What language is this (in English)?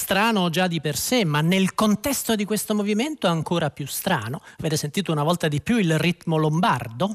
Italian